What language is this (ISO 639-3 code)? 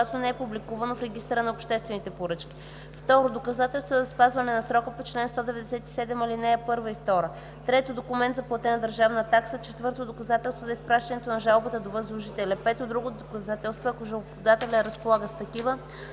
bul